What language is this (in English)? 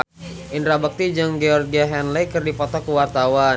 Sundanese